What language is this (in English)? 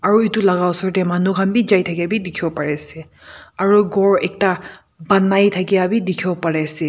Naga Pidgin